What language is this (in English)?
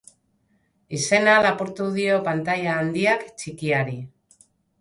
Basque